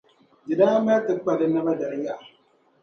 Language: Dagbani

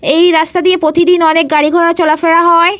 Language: Bangla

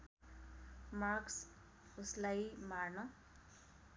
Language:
Nepali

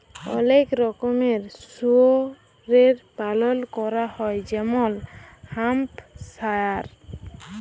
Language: Bangla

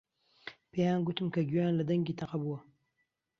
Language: Central Kurdish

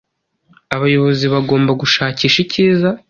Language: Kinyarwanda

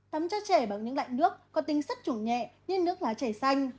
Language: Vietnamese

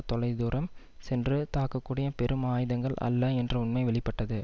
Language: Tamil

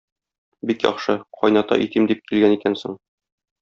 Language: Tatar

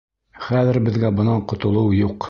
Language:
Bashkir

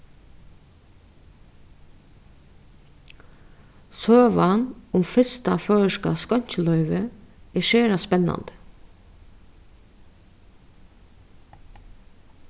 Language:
Faroese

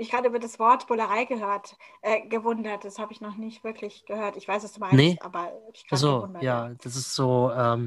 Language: German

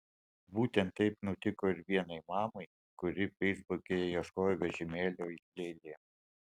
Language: Lithuanian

